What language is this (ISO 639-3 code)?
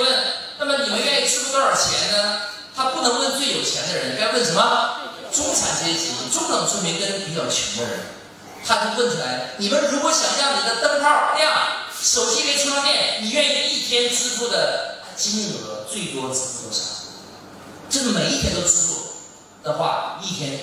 zho